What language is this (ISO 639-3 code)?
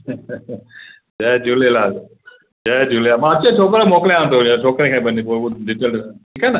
snd